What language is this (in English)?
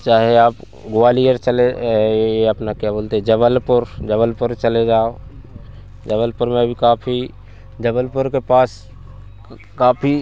Hindi